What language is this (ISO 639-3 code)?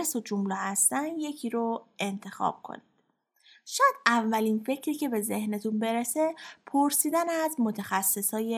fas